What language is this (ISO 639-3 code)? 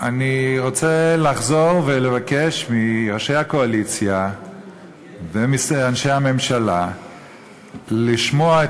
heb